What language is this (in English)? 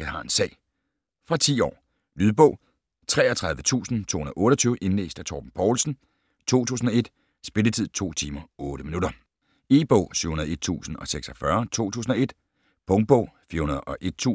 Danish